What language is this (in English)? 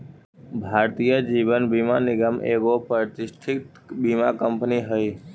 Magahi